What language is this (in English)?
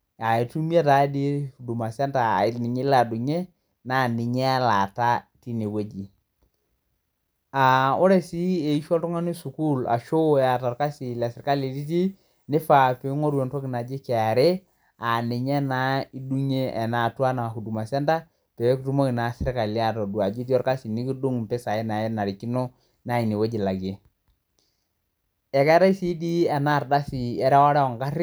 Masai